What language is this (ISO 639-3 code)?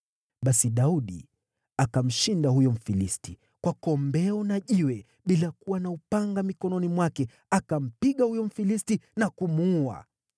swa